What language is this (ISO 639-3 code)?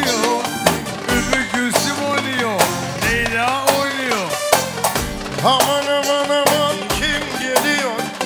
tur